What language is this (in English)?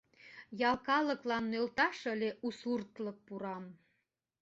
Mari